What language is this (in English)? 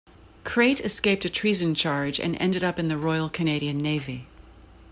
English